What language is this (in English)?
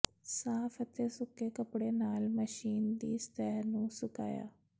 Punjabi